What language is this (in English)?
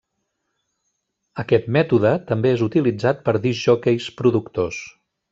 Catalan